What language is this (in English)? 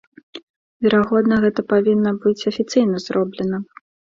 Belarusian